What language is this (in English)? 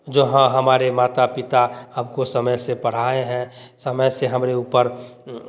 Hindi